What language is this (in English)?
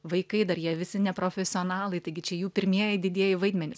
Lithuanian